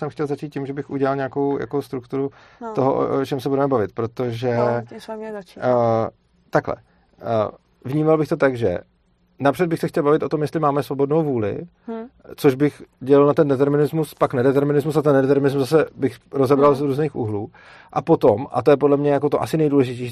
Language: Czech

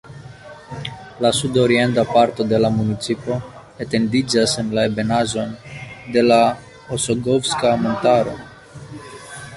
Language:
Esperanto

